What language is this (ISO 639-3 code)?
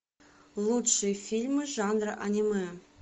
rus